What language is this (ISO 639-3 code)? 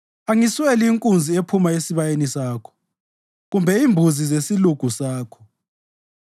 nde